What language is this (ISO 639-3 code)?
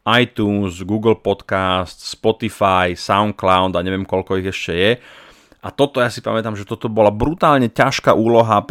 slk